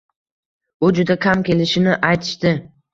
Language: Uzbek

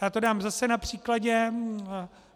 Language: Czech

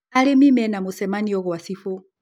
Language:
Kikuyu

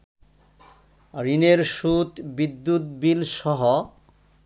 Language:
Bangla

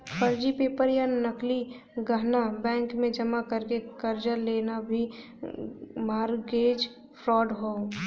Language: Bhojpuri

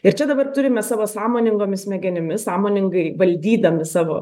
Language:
Lithuanian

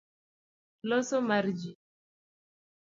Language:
Luo (Kenya and Tanzania)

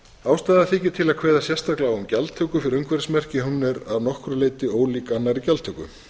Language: Icelandic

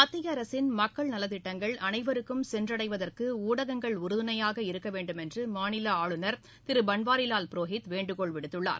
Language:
Tamil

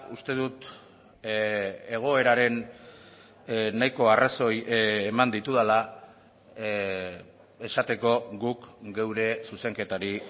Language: Basque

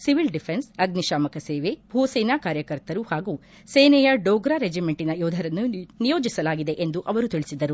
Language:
Kannada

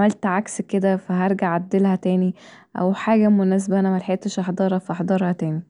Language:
Egyptian Arabic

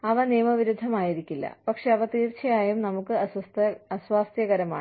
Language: Malayalam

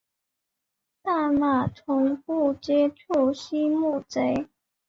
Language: Chinese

